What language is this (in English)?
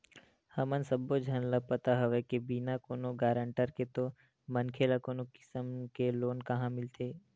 Chhattisgarhi